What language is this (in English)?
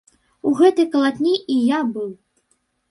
Belarusian